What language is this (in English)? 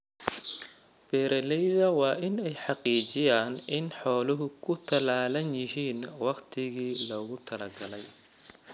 Somali